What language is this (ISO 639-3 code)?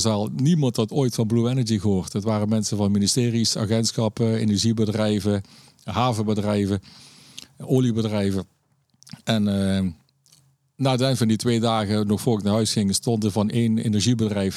nld